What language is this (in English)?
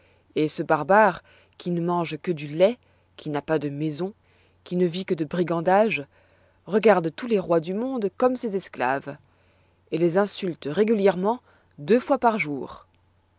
French